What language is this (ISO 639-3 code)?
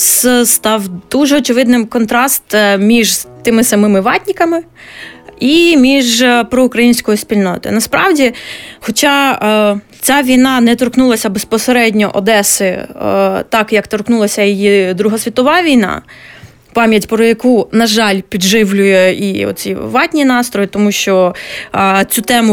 ukr